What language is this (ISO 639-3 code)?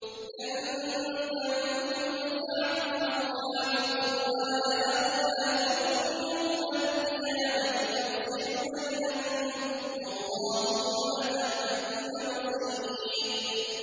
ara